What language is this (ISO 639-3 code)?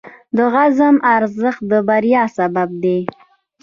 pus